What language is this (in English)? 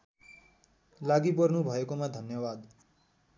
Nepali